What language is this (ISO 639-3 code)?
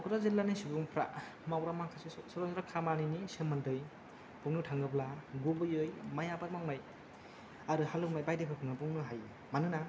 brx